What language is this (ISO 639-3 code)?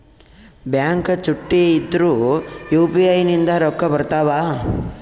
kan